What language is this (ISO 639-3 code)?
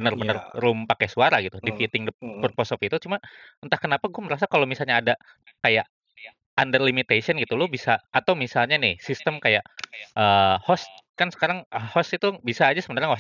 ind